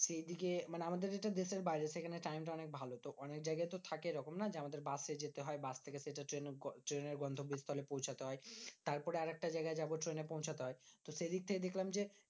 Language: Bangla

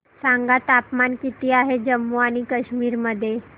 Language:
Marathi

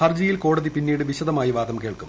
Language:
Malayalam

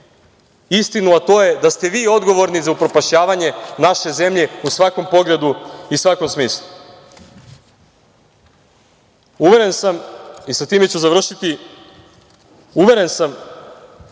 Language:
Serbian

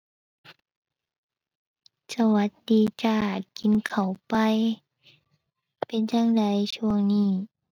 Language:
Thai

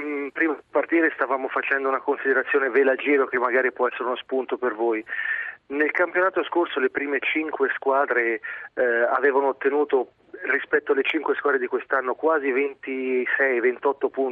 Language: Italian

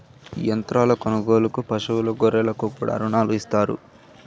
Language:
Telugu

